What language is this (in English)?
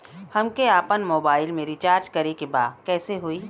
Bhojpuri